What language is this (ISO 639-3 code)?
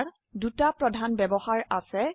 asm